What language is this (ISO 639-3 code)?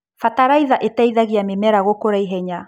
kik